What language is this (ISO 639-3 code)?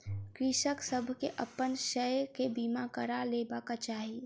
mai